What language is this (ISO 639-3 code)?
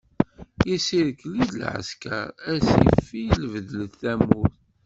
kab